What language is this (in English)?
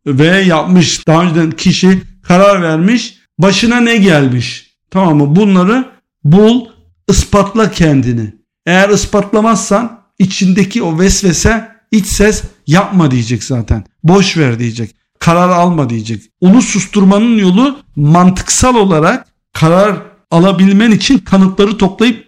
Turkish